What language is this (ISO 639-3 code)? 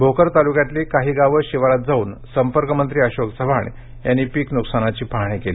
mar